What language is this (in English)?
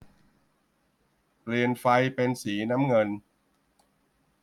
Thai